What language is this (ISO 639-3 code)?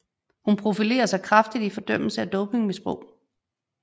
dan